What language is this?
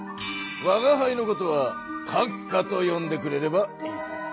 Japanese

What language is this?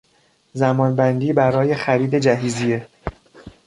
Persian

